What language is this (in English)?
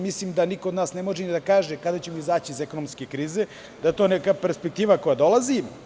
Serbian